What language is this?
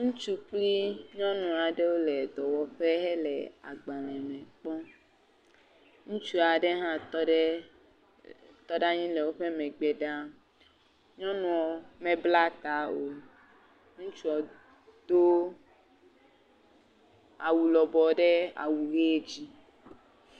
Ewe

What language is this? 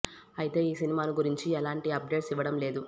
Telugu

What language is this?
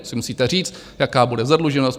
Czech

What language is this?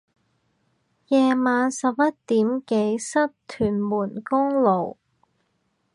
Cantonese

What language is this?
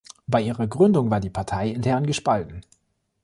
German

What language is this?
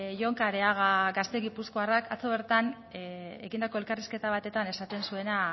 Basque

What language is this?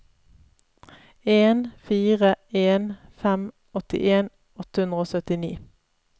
Norwegian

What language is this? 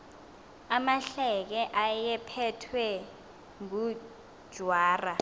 Xhosa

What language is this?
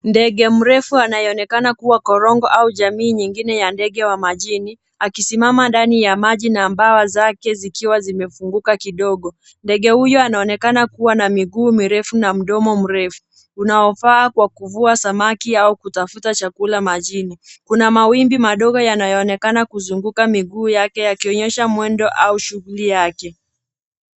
Swahili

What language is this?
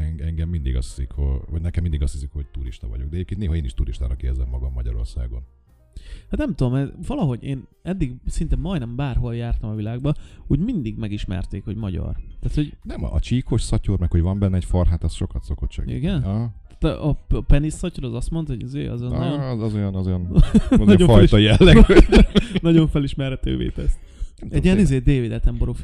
Hungarian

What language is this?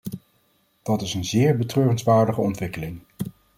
Dutch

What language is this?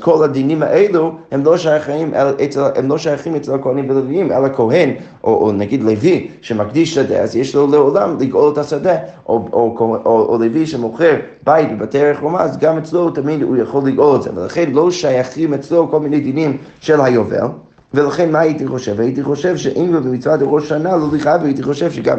Hebrew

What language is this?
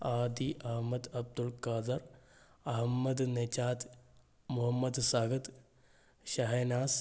Malayalam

